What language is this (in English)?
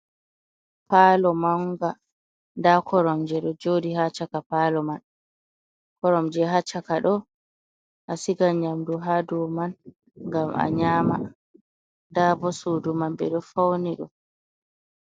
Fula